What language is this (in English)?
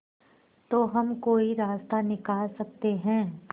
Hindi